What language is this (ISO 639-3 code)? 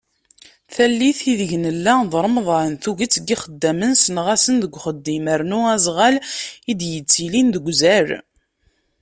kab